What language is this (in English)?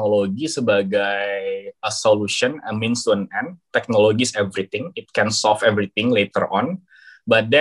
Indonesian